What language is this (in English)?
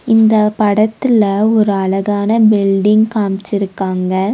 Tamil